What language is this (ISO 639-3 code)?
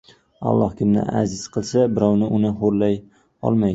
uzb